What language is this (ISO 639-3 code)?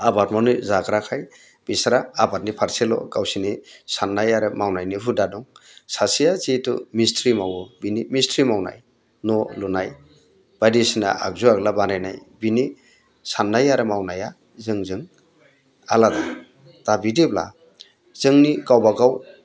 brx